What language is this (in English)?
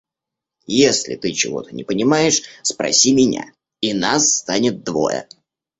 Russian